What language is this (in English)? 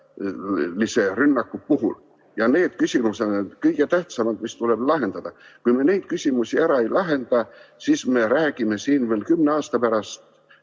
Estonian